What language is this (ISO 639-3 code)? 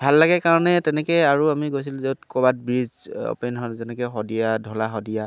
asm